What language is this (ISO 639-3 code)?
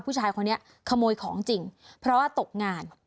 tha